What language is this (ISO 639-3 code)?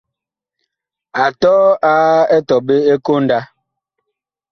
bkh